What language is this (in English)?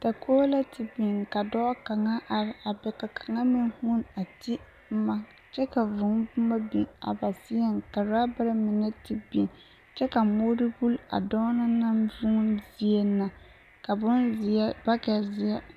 Southern Dagaare